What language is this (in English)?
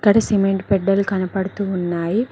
Telugu